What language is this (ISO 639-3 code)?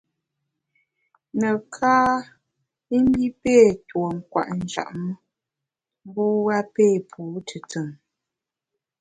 bax